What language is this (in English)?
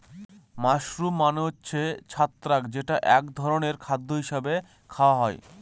Bangla